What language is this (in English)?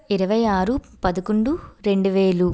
Telugu